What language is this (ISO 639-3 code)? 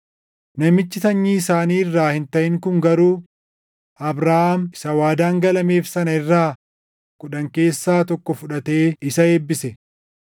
orm